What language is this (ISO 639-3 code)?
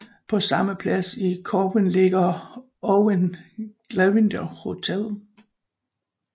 dan